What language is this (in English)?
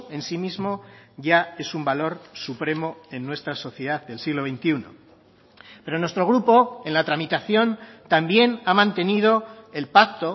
Spanish